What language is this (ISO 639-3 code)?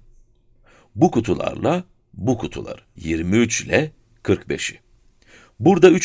tur